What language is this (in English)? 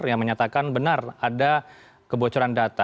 Indonesian